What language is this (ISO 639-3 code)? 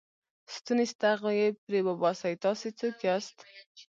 pus